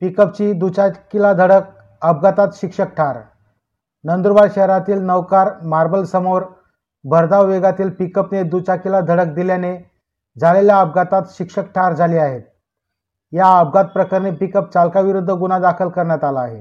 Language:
Marathi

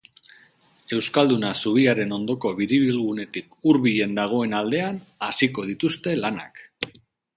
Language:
Basque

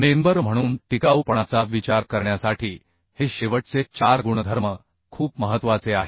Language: Marathi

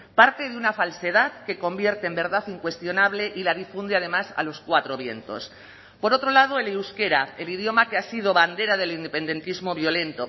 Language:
Spanish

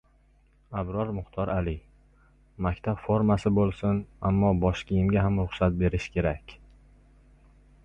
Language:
Uzbek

